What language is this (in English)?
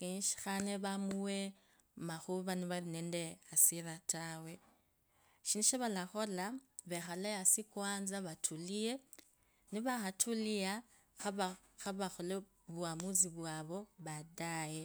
Kabras